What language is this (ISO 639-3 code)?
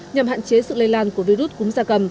vie